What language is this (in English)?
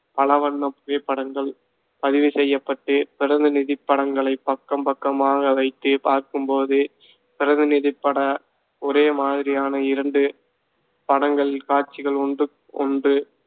Tamil